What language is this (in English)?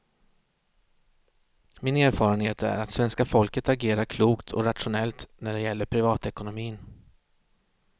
Swedish